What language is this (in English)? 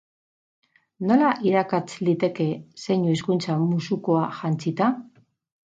Basque